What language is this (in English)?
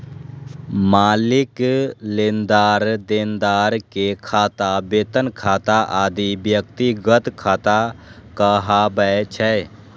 Maithili